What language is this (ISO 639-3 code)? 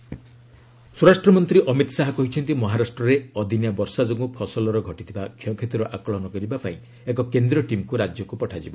ori